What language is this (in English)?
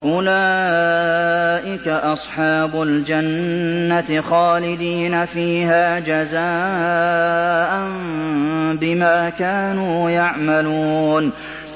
Arabic